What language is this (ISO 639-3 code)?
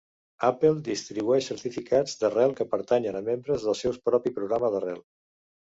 cat